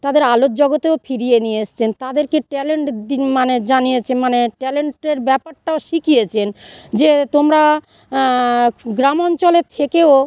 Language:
Bangla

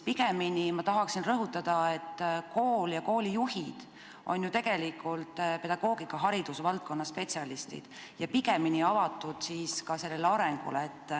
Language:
Estonian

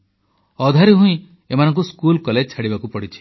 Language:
Odia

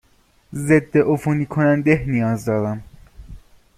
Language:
Persian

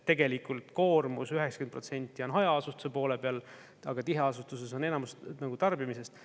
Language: Estonian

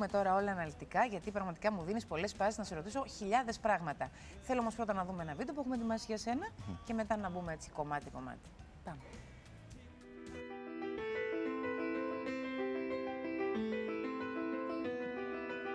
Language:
Greek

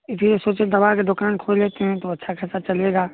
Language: Maithili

